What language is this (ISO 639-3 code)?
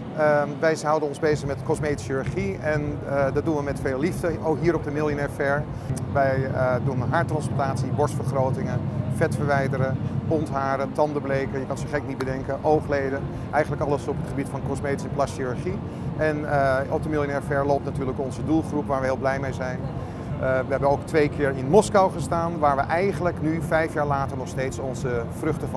nld